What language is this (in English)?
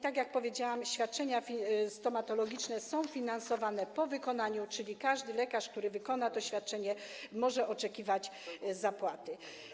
Polish